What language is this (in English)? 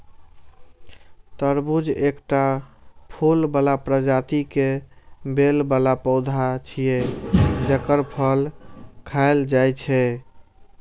Maithili